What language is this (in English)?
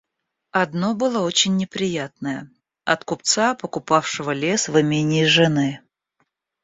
Russian